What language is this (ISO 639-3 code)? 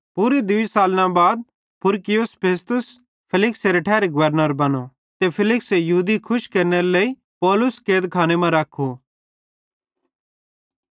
bhd